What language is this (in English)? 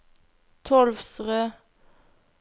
Norwegian